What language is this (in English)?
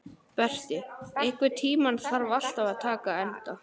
Icelandic